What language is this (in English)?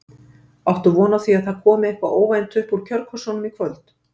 Icelandic